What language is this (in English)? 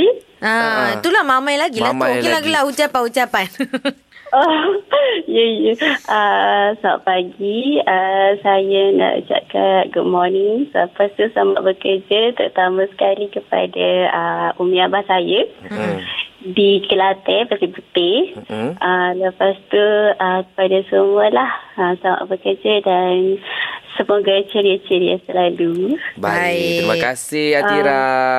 Malay